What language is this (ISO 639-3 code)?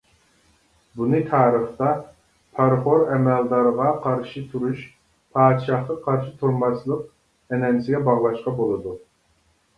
uig